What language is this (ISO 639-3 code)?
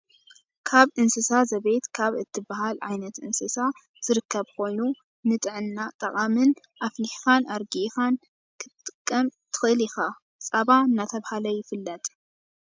tir